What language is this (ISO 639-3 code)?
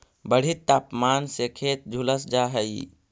mag